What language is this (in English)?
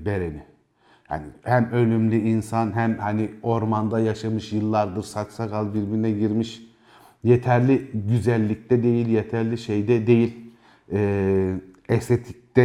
Turkish